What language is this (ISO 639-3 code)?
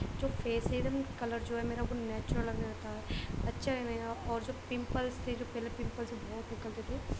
urd